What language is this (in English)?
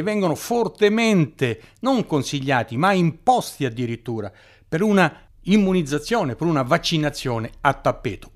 Italian